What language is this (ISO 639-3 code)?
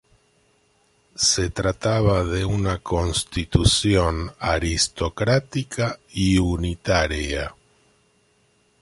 spa